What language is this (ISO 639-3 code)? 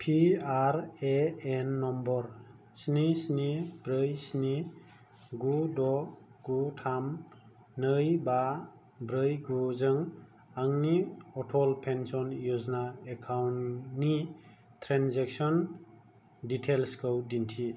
brx